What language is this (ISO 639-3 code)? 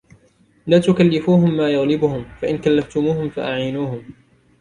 ara